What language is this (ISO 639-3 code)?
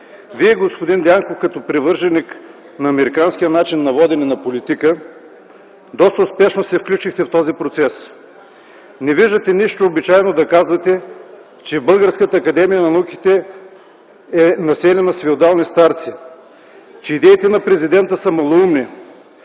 bul